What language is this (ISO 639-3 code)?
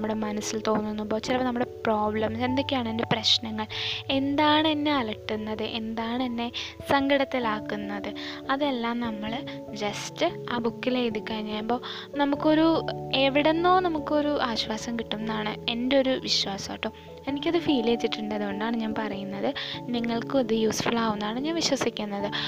mal